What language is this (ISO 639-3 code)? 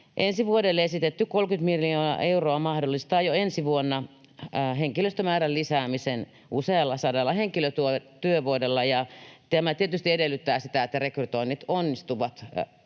fin